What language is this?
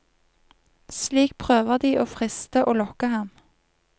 Norwegian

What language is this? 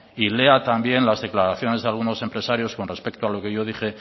Spanish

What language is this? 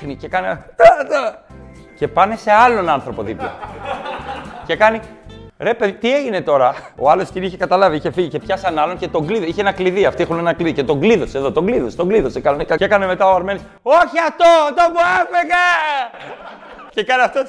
Greek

